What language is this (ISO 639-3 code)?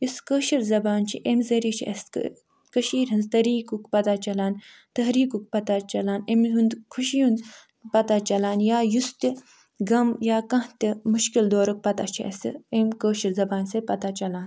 kas